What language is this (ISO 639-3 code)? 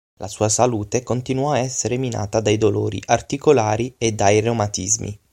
ita